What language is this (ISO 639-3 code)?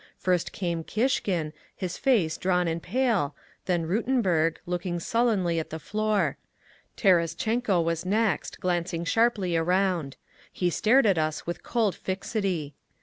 eng